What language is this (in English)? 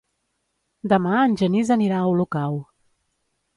Catalan